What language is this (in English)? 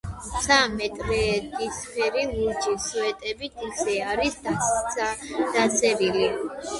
Georgian